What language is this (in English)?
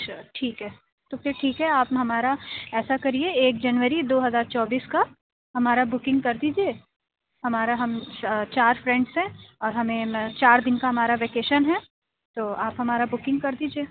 Urdu